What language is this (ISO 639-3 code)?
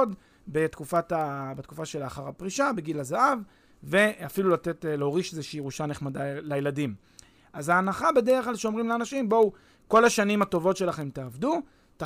heb